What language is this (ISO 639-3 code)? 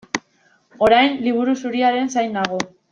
eus